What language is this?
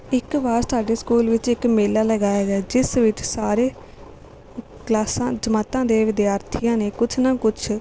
Punjabi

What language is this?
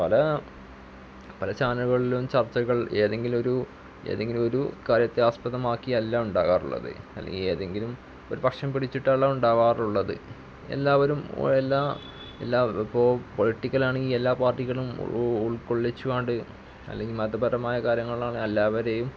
Malayalam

